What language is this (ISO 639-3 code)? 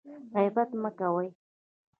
pus